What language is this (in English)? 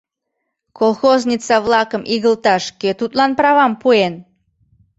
Mari